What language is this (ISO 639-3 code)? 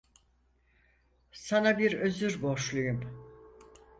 tur